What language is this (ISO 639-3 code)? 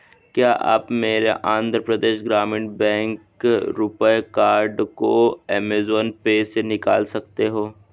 hin